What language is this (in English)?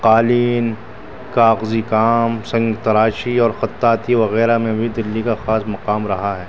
Urdu